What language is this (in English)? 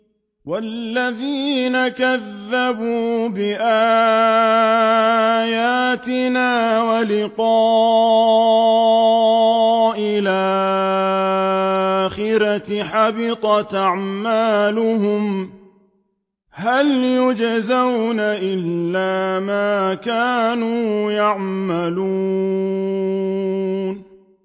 Arabic